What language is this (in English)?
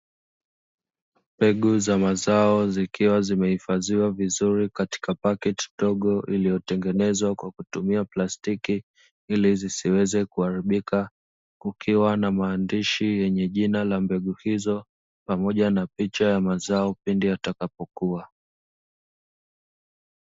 Swahili